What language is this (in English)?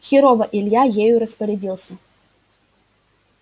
Russian